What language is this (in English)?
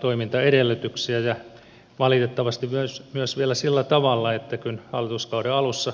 Finnish